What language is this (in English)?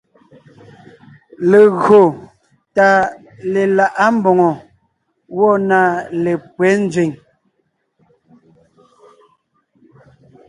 Ngiemboon